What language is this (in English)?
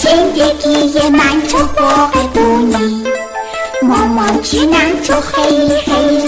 Persian